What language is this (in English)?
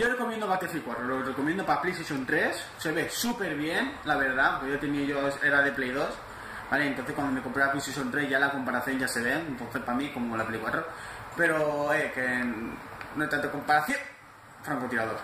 Spanish